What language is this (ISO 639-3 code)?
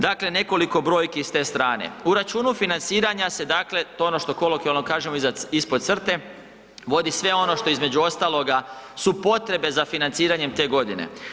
hrv